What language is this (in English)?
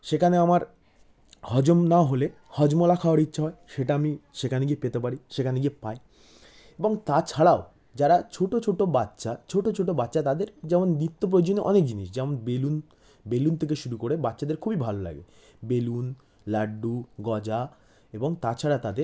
Bangla